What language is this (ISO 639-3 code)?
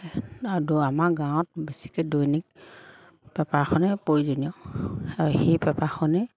asm